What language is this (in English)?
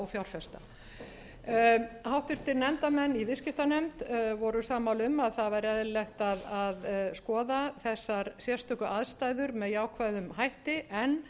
Icelandic